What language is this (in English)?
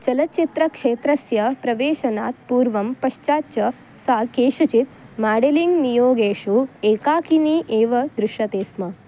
Sanskrit